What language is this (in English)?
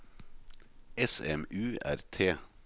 Norwegian